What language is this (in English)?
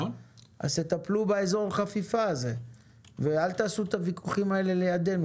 Hebrew